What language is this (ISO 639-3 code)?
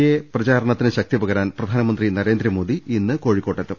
mal